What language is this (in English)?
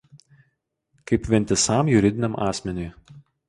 Lithuanian